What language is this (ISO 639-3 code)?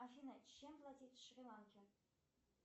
rus